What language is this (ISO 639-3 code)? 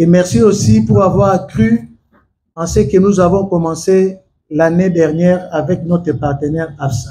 fra